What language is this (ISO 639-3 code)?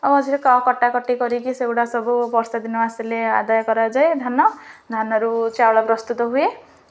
ori